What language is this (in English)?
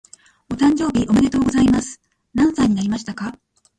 Japanese